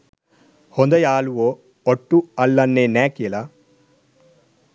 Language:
Sinhala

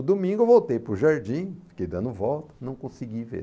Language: Portuguese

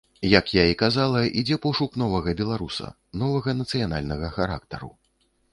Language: Belarusian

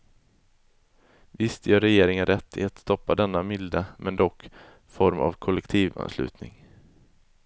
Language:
Swedish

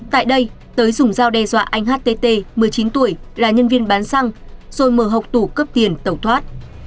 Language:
Vietnamese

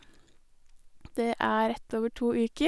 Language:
Norwegian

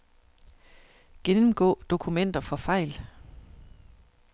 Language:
Danish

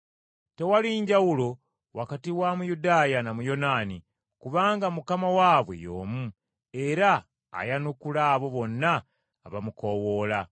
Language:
Ganda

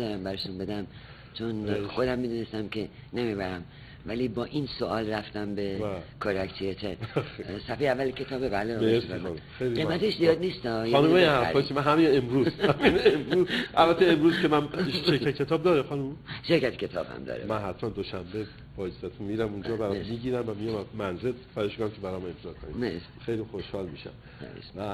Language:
Persian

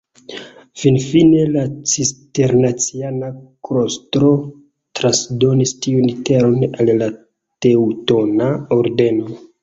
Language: Esperanto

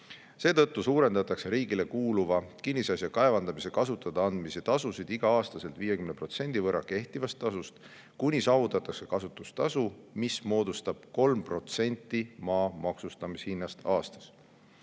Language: Estonian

